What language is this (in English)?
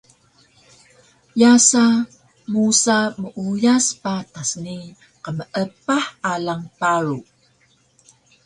Taroko